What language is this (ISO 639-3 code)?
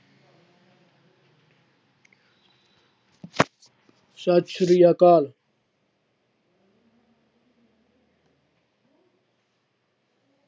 pan